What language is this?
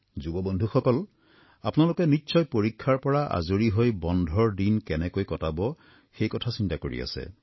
Assamese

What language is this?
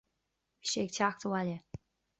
Irish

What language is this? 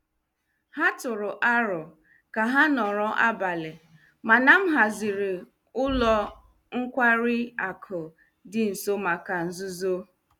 Igbo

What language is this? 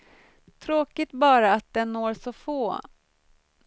Swedish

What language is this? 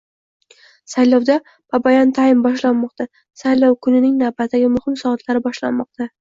Uzbek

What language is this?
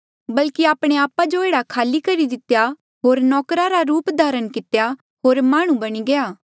Mandeali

